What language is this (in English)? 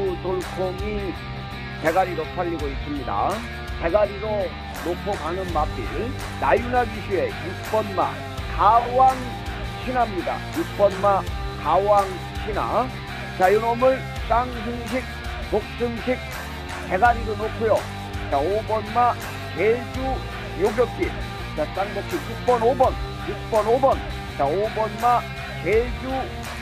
Korean